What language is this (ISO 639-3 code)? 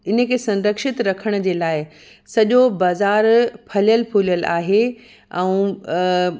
snd